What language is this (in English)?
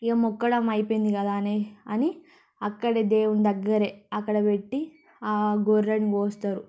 Telugu